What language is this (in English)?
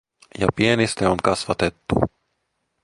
Finnish